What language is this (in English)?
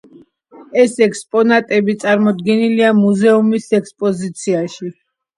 Georgian